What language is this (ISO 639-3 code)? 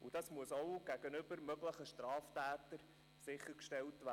gsw